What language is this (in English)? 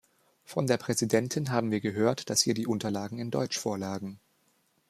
German